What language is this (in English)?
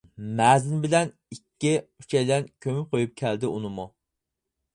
Uyghur